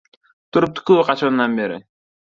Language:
Uzbek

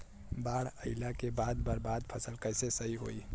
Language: Bhojpuri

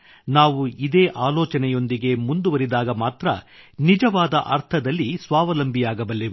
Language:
Kannada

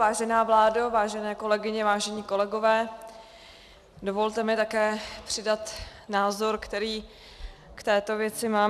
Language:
Czech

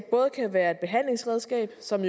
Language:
Danish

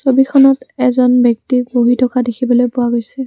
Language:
Assamese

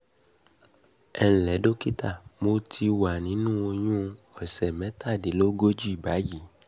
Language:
Yoruba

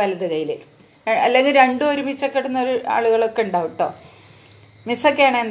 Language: Malayalam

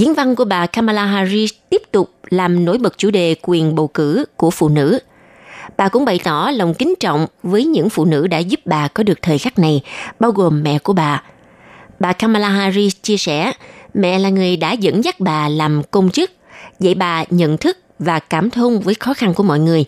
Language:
Vietnamese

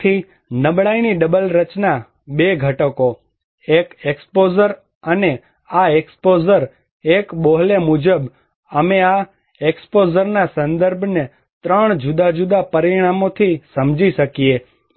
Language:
Gujarati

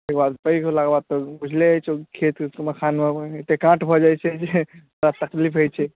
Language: Maithili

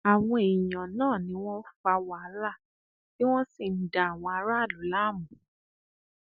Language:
Yoruba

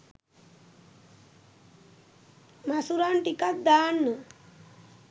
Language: Sinhala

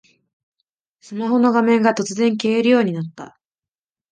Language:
Japanese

